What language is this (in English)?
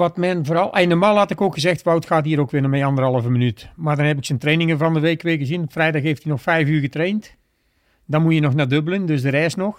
Dutch